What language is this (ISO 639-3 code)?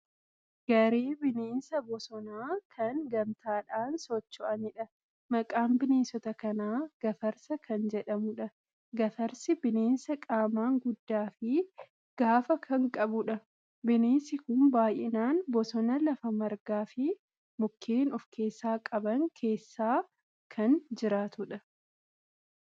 orm